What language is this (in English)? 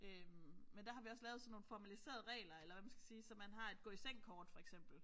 Danish